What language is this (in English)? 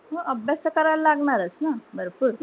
Marathi